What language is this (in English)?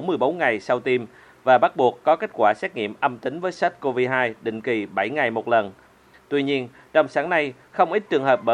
Vietnamese